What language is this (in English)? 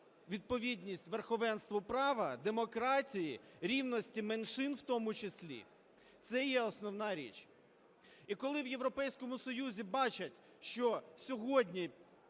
Ukrainian